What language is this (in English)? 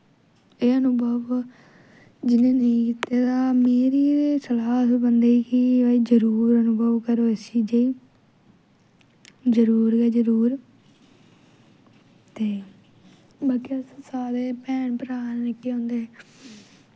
Dogri